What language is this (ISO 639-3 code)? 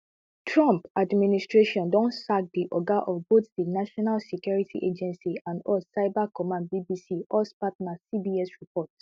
pcm